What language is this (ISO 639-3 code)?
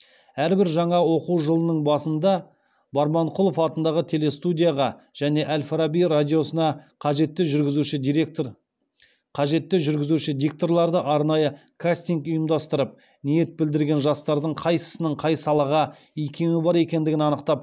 kaz